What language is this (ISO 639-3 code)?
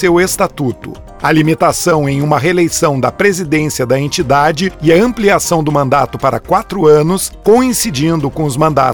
por